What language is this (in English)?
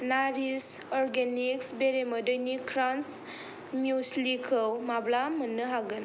Bodo